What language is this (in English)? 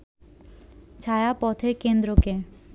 Bangla